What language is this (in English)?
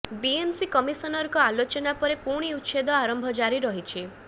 Odia